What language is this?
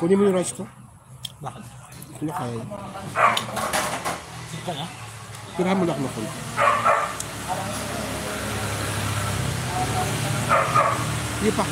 Filipino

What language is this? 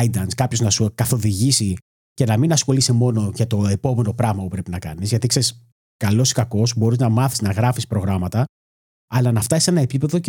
Greek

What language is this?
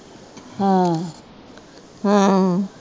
Punjabi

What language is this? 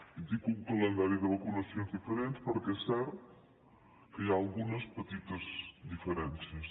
Catalan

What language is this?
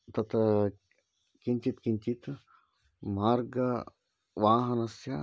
Sanskrit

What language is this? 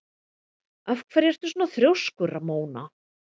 Icelandic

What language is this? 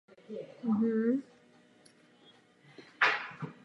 Czech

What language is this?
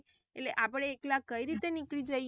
Gujarati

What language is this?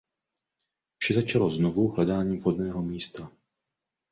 Czech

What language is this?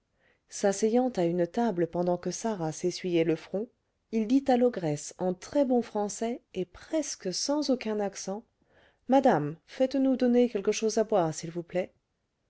French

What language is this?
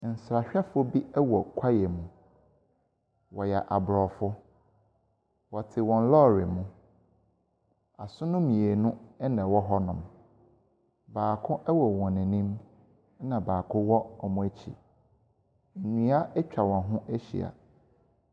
Akan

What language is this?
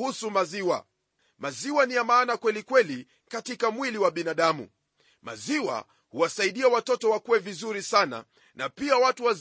Swahili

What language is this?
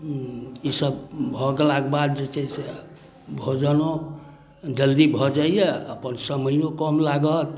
Maithili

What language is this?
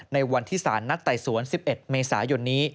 Thai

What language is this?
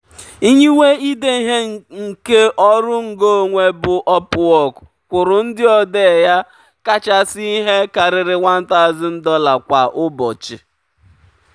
Igbo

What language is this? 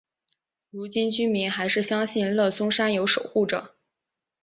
Chinese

